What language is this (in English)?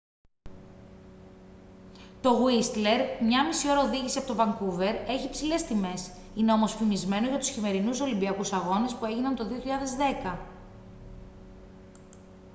Greek